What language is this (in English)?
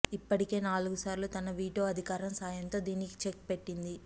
Telugu